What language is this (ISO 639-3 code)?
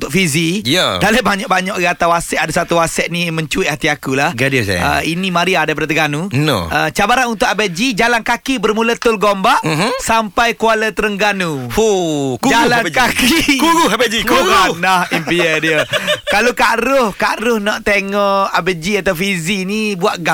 msa